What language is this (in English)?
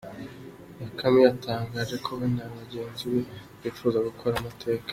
Kinyarwanda